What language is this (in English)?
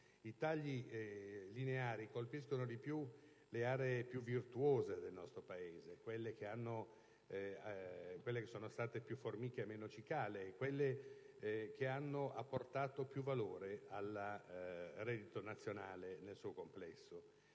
Italian